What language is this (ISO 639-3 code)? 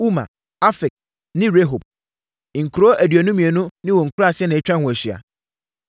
aka